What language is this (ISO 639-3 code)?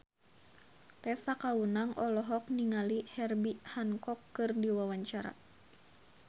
sun